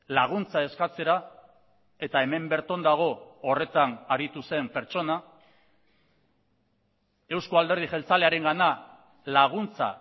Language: Basque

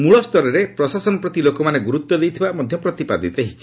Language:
Odia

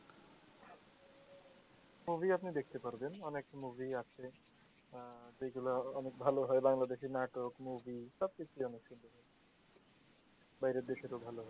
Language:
Bangla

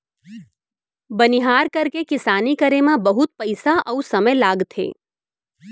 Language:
Chhattisgarhi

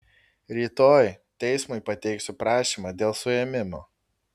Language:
Lithuanian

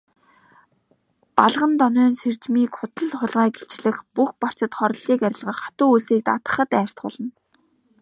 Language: Mongolian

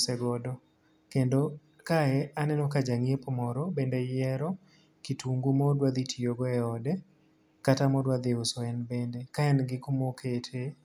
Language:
Luo (Kenya and Tanzania)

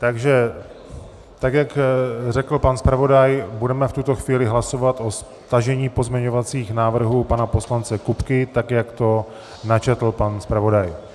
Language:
Czech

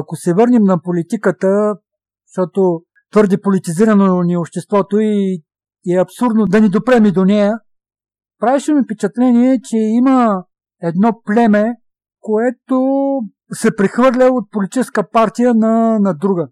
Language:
Bulgarian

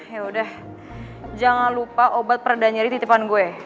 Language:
Indonesian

